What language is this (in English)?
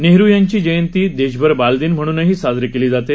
Marathi